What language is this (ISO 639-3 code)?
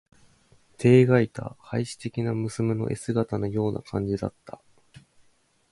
jpn